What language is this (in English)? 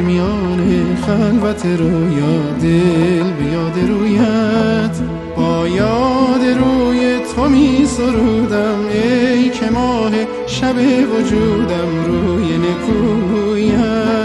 Persian